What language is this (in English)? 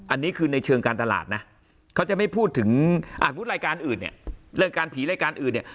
Thai